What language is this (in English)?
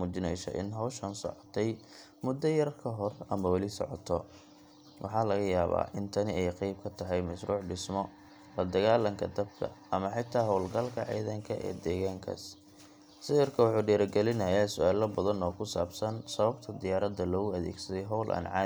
Somali